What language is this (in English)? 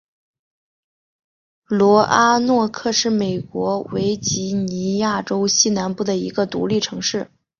Chinese